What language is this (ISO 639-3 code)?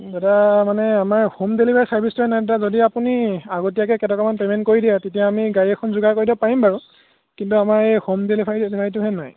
asm